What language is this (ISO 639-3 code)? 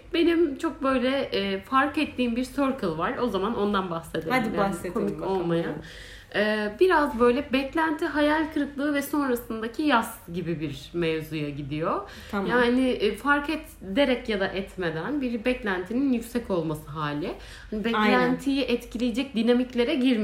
tur